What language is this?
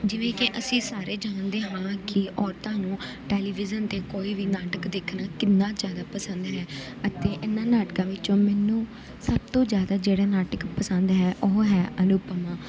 Punjabi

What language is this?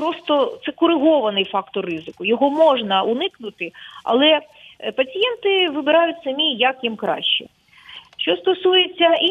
Ukrainian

